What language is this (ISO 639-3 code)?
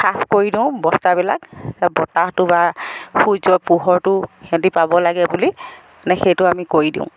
asm